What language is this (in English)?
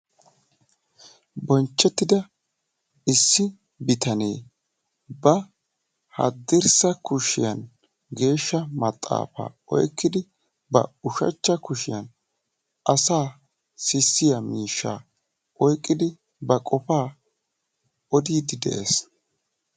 Wolaytta